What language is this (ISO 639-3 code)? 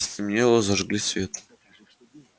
rus